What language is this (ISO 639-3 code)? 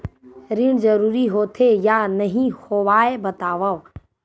hne